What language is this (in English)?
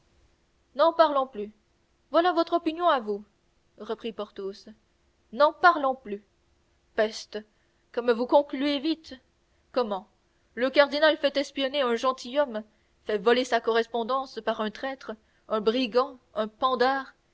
French